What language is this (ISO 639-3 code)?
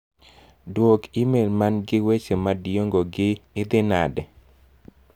luo